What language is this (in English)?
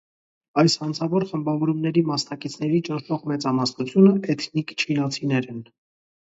Armenian